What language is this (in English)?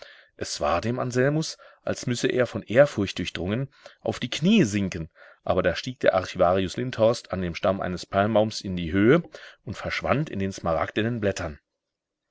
German